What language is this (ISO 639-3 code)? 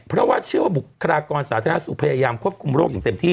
tha